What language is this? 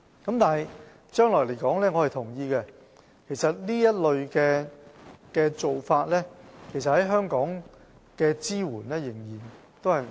Cantonese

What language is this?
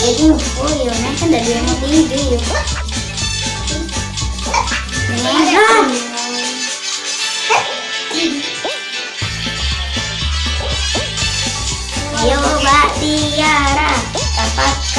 Indonesian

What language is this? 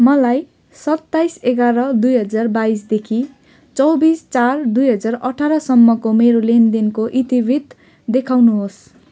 Nepali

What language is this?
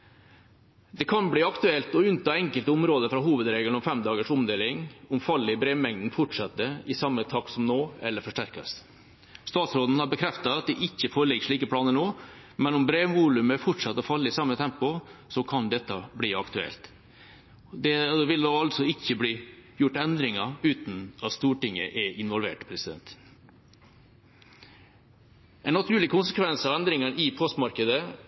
Norwegian Bokmål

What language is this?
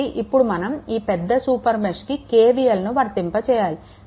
Telugu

